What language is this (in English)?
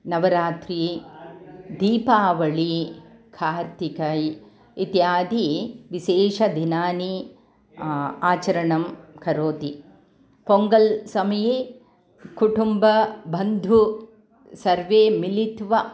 Sanskrit